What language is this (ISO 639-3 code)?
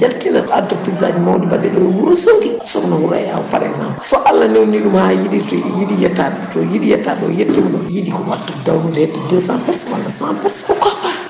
ful